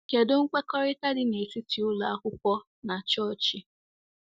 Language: Igbo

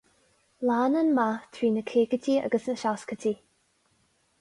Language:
Irish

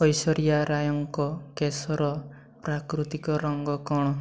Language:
Odia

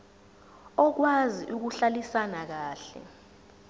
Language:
Zulu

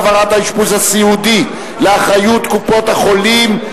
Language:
Hebrew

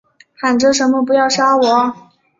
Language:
Chinese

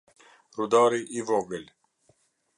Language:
Albanian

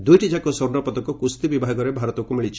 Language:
Odia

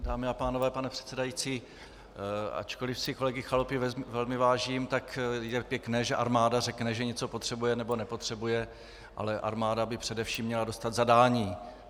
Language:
Czech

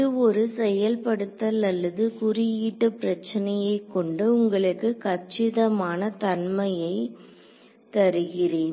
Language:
Tamil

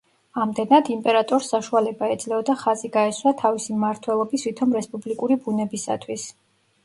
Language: Georgian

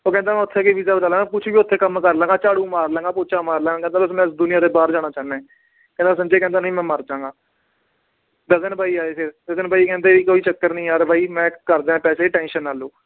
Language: Punjabi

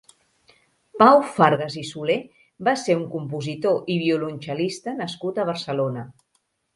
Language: Catalan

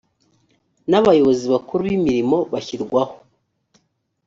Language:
Kinyarwanda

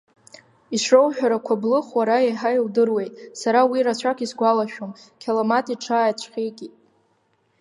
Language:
Abkhazian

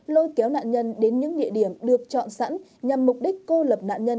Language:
Vietnamese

